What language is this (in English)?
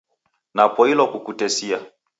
Taita